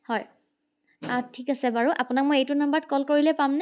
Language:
Assamese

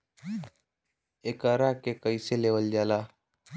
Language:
Bhojpuri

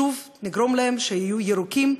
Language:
Hebrew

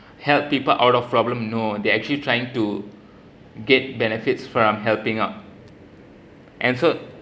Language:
English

